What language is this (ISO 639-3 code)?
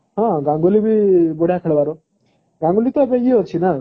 ori